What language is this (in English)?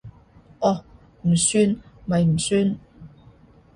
Cantonese